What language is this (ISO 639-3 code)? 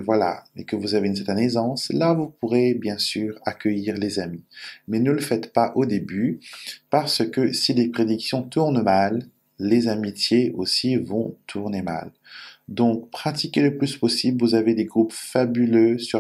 fra